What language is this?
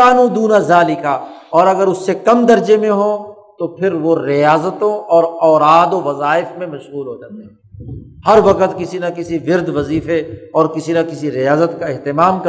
Urdu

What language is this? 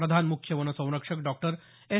Marathi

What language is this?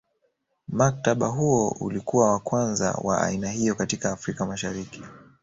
Swahili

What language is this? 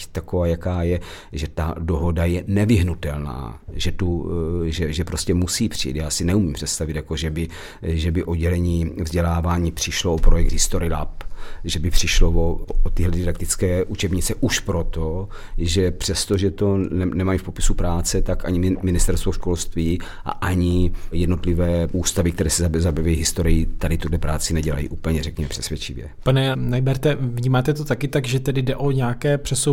Czech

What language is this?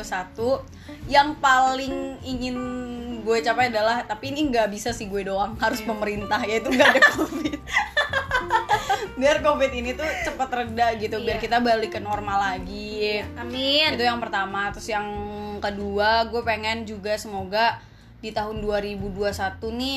Indonesian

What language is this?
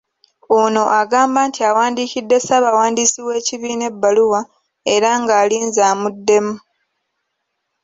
Ganda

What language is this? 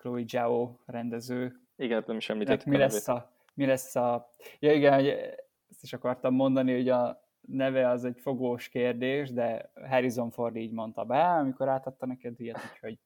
Hungarian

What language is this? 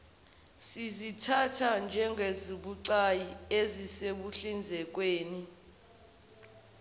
Zulu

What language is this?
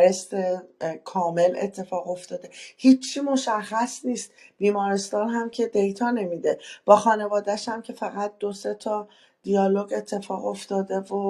Persian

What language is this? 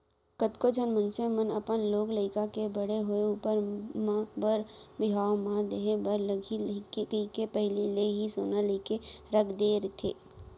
Chhattisgarhi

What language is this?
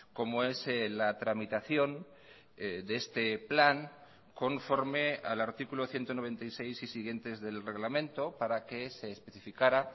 Spanish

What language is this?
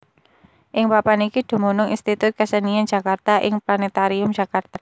Javanese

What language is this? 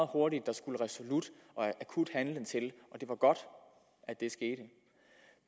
Danish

